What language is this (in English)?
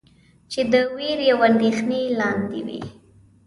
Pashto